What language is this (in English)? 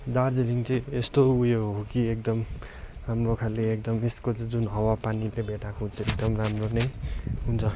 Nepali